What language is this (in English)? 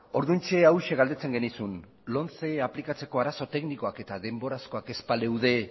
Basque